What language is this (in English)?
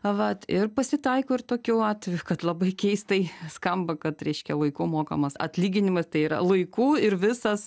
Lithuanian